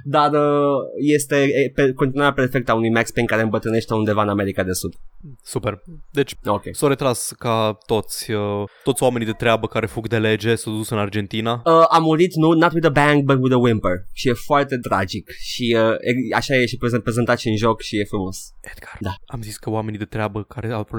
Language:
Romanian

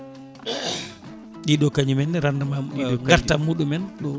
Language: Fula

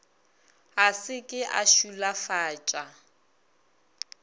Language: Northern Sotho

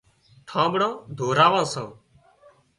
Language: Wadiyara Koli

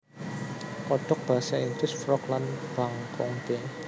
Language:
Javanese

